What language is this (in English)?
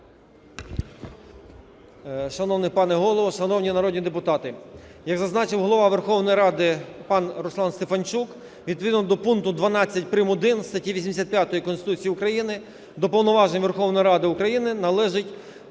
Ukrainian